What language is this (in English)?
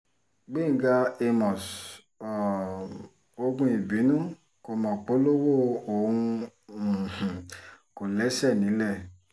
Yoruba